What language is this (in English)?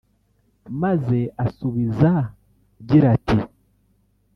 Kinyarwanda